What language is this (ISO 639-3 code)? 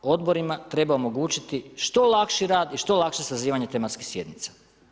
hrv